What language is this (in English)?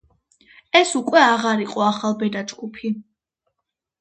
Georgian